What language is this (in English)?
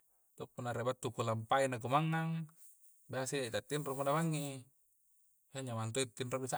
Coastal Konjo